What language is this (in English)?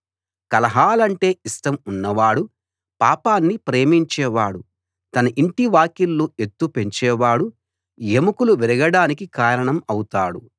Telugu